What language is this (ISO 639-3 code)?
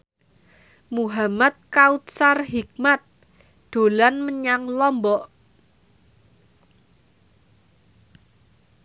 jav